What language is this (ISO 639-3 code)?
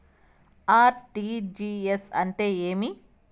tel